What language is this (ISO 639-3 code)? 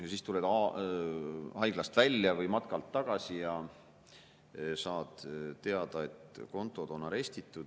est